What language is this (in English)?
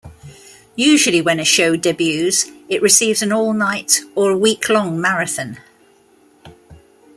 English